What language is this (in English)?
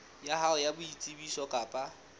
Southern Sotho